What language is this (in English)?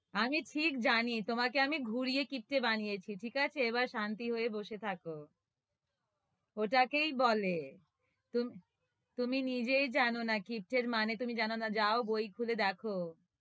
Bangla